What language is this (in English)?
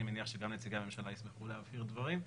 Hebrew